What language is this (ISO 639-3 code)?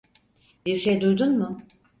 tur